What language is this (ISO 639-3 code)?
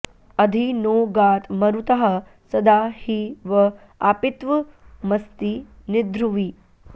san